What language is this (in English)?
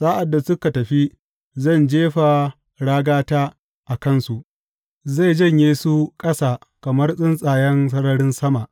Hausa